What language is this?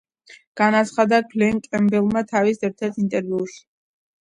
Georgian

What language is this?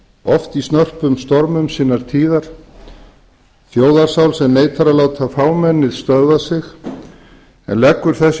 Icelandic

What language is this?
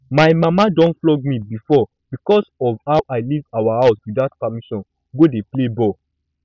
Nigerian Pidgin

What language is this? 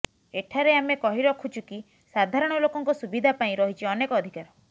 Odia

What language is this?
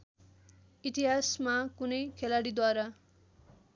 Nepali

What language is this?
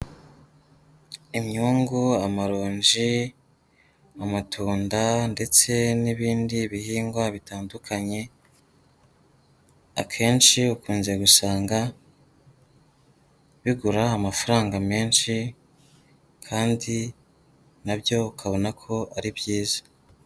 Kinyarwanda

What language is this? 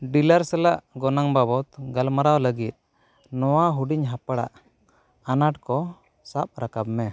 Santali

